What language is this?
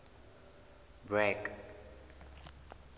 Southern Sotho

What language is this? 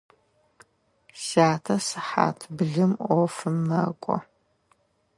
Adyghe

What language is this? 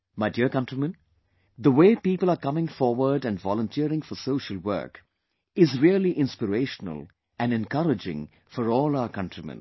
English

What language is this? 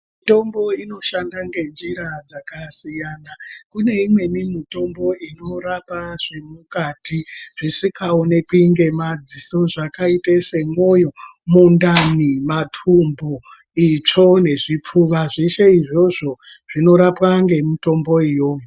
Ndau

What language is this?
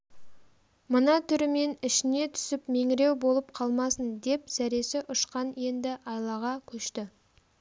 Kazakh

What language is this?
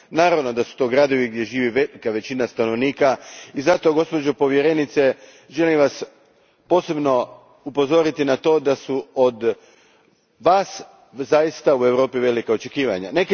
Croatian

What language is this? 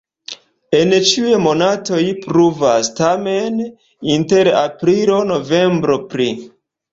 Esperanto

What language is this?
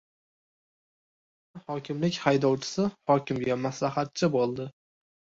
Uzbek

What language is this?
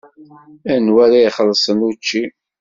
Kabyle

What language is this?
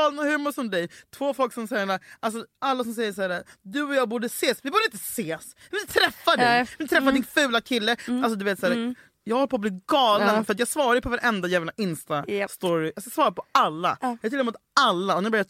Swedish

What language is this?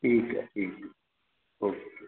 Sindhi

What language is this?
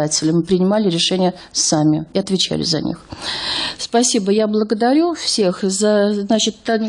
Russian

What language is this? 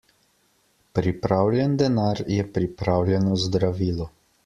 Slovenian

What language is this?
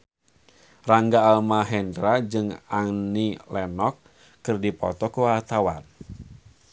Sundanese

